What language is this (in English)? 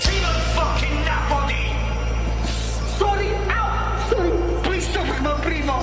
Welsh